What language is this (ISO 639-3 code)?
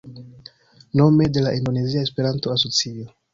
epo